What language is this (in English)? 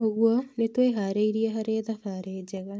Kikuyu